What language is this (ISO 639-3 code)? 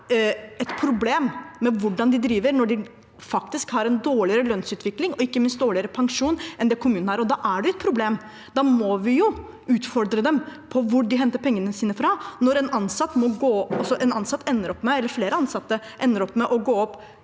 nor